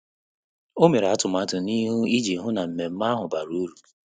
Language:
Igbo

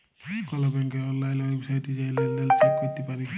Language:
Bangla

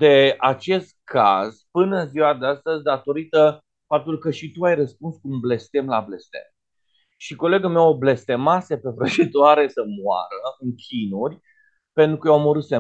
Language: Romanian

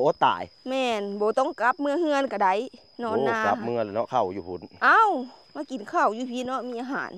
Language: Thai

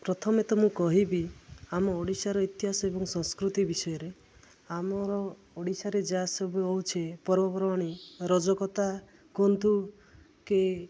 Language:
Odia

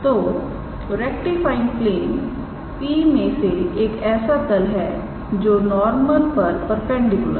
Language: Hindi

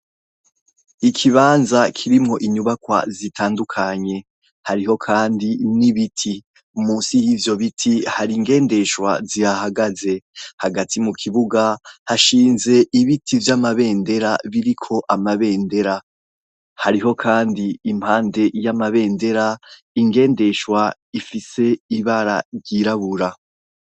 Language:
Rundi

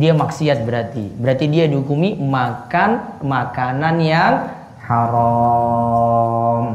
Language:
Indonesian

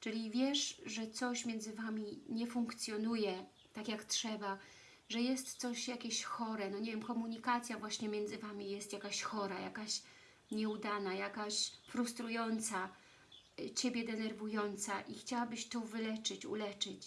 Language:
Polish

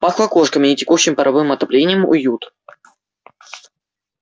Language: Russian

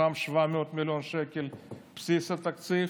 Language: Hebrew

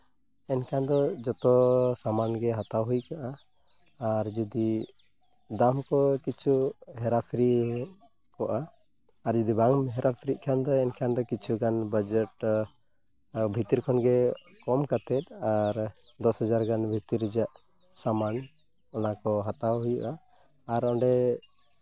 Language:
Santali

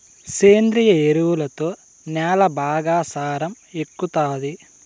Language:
Telugu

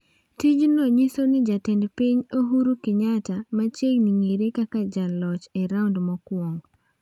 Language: Luo (Kenya and Tanzania)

